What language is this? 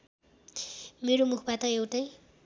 Nepali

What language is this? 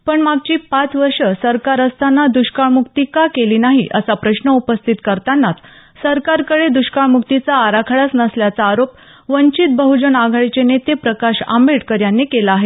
Marathi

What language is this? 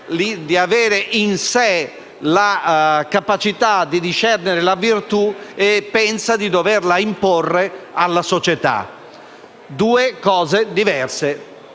Italian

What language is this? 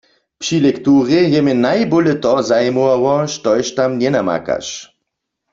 Upper Sorbian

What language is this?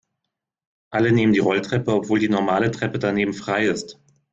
German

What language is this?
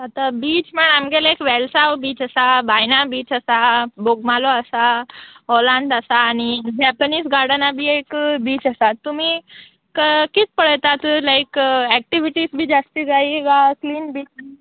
Konkani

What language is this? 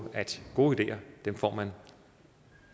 Danish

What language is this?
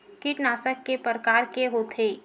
Chhattisgarhi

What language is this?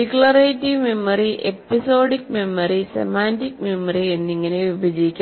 Malayalam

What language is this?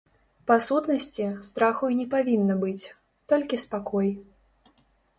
Belarusian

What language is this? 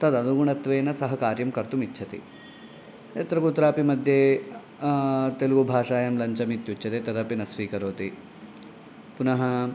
Sanskrit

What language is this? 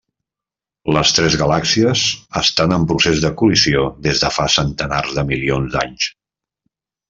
Catalan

